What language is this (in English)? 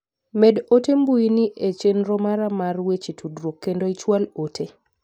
Luo (Kenya and Tanzania)